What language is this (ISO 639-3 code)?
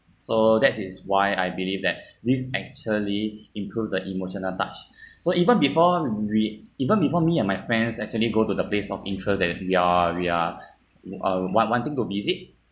eng